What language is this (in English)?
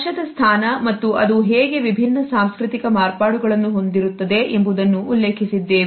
Kannada